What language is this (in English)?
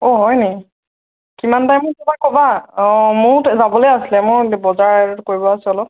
Assamese